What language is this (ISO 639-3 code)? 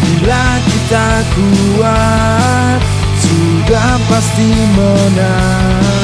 ind